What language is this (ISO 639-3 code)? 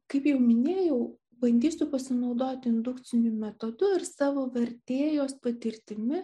lit